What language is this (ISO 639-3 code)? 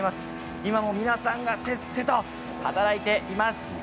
jpn